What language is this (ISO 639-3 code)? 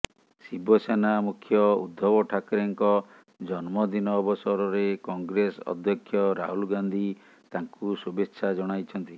ori